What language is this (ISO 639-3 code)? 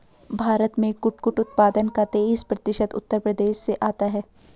hin